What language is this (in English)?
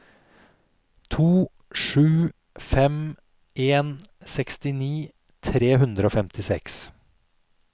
Norwegian